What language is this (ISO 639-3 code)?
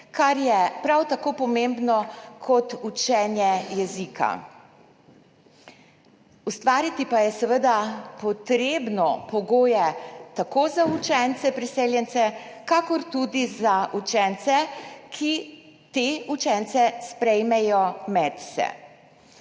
slv